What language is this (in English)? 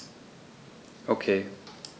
German